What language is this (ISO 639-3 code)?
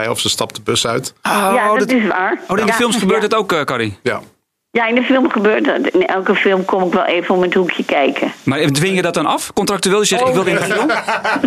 nld